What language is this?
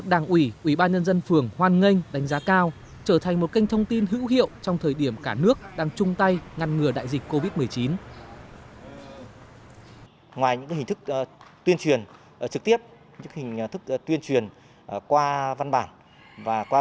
Vietnamese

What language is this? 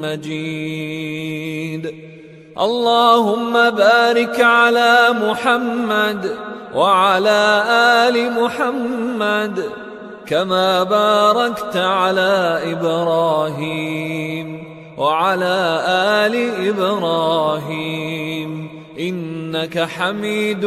Arabic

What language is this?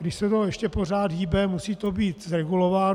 Czech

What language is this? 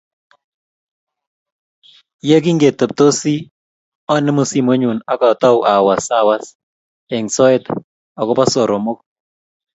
Kalenjin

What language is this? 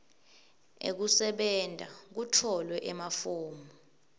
Swati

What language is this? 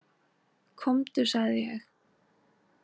Icelandic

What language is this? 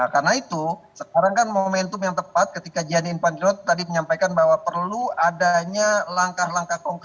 Indonesian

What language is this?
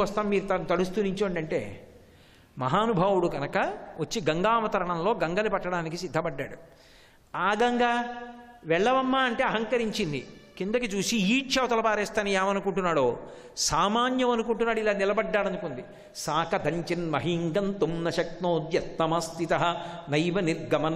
Telugu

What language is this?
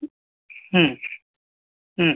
Kannada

